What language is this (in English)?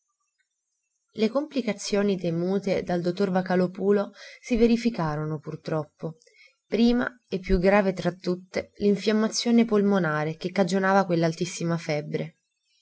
Italian